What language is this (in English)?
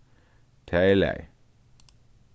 Faroese